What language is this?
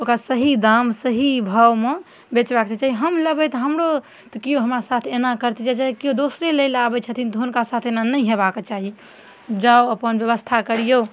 Maithili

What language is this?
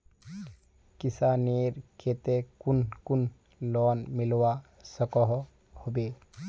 Magahi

